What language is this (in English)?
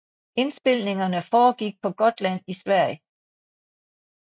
Danish